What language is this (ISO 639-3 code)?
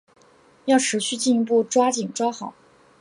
zho